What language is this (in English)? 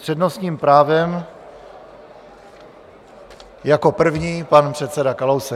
Czech